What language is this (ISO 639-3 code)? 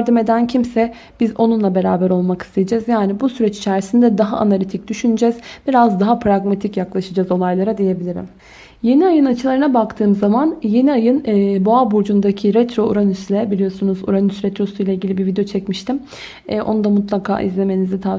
tur